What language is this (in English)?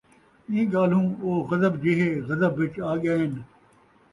Saraiki